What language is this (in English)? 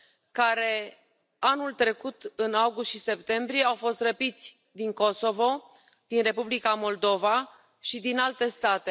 Romanian